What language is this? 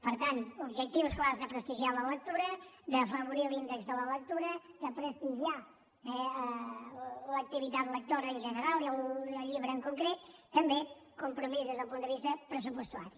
Catalan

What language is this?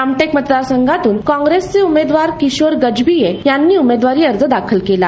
Marathi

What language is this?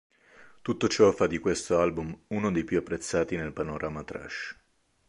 Italian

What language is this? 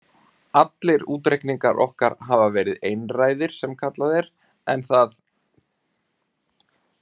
Icelandic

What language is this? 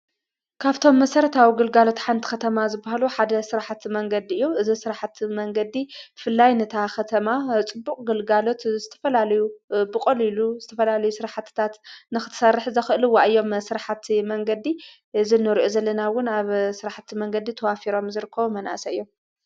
Tigrinya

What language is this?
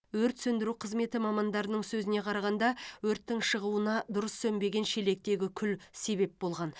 Kazakh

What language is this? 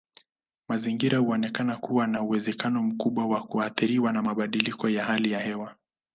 Swahili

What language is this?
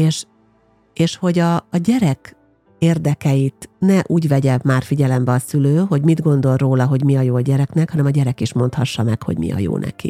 Hungarian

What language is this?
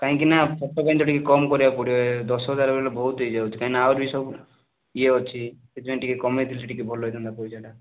Odia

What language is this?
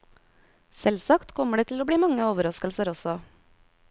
Norwegian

